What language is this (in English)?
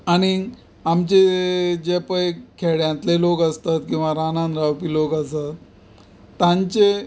Konkani